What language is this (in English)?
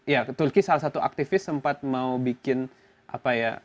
Indonesian